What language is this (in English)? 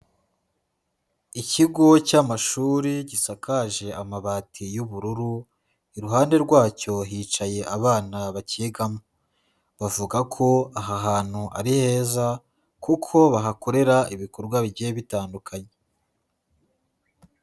Kinyarwanda